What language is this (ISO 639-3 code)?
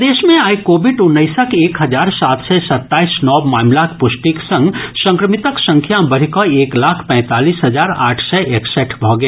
mai